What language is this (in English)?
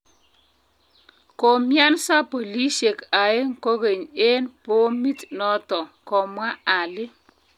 Kalenjin